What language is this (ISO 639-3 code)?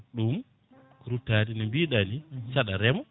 ful